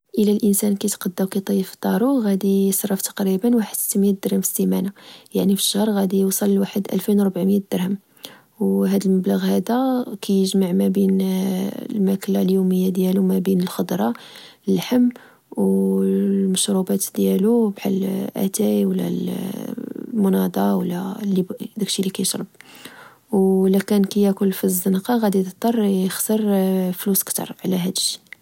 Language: Moroccan Arabic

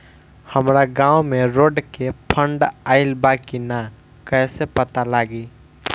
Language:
Bhojpuri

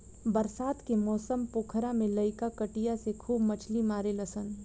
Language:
Bhojpuri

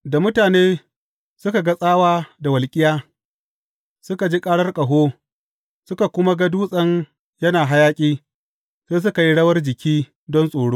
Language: Hausa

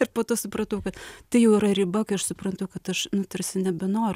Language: Lithuanian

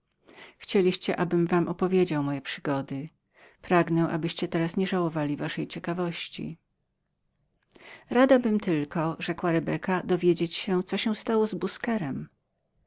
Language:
Polish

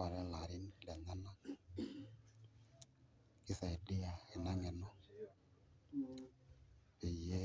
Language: Masai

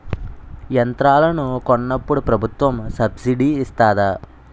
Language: Telugu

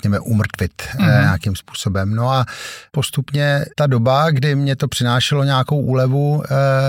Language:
Czech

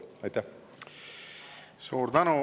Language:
Estonian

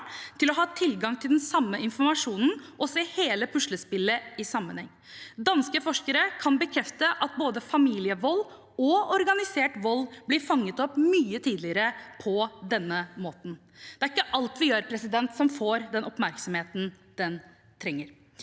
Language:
Norwegian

